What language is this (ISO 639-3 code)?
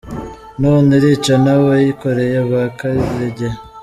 kin